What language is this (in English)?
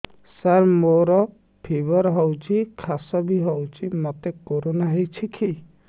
Odia